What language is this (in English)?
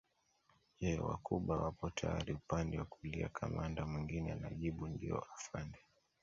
Swahili